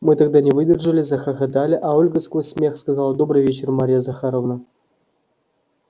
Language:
Russian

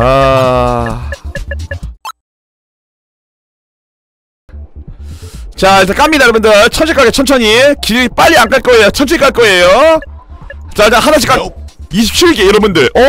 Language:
Korean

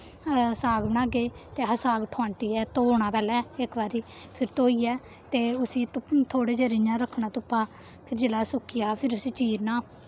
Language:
Dogri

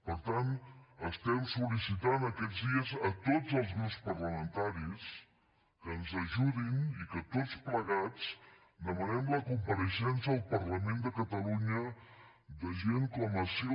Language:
Catalan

